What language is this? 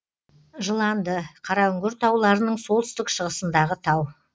Kazakh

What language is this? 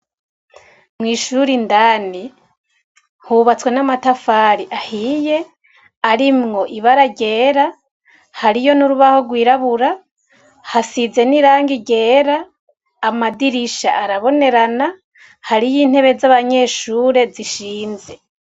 Rundi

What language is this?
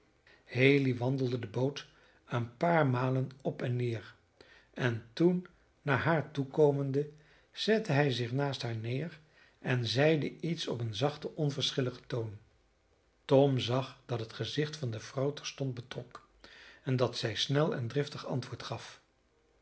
Dutch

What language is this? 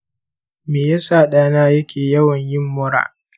Hausa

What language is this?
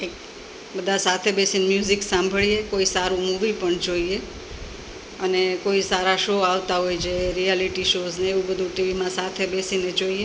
Gujarati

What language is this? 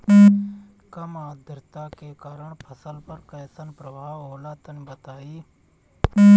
Bhojpuri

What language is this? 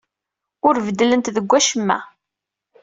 Kabyle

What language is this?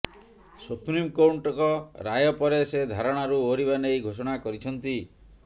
Odia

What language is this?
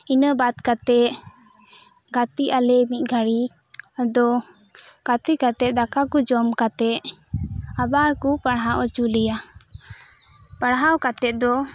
Santali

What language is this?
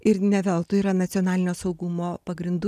Lithuanian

